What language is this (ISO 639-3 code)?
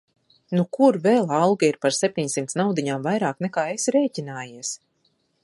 lav